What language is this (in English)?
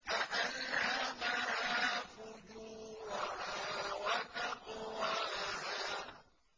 Arabic